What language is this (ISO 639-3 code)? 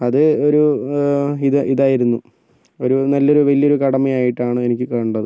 mal